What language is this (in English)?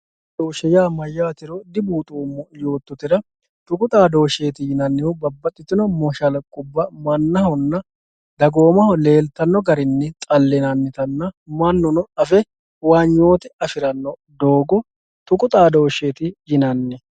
Sidamo